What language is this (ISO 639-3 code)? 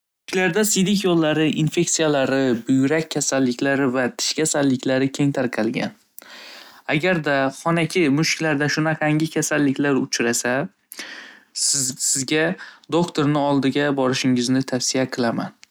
uzb